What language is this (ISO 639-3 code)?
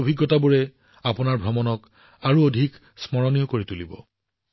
asm